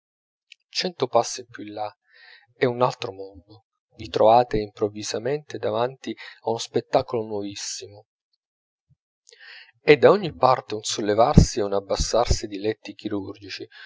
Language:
Italian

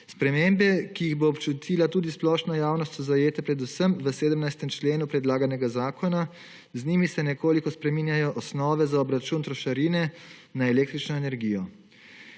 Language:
Slovenian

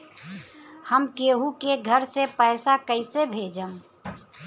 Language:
Bhojpuri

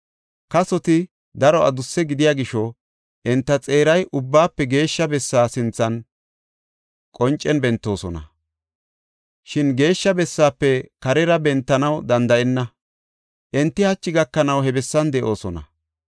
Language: Gofa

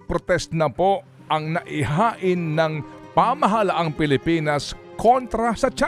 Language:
Filipino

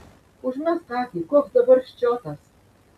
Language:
Lithuanian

